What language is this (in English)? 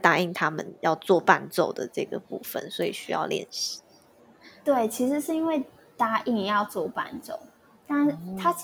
Chinese